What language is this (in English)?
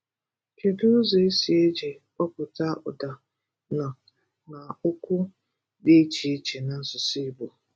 Igbo